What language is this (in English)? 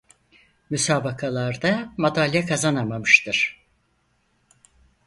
Turkish